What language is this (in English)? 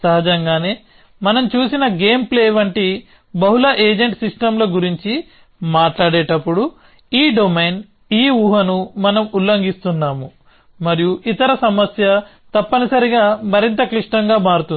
Telugu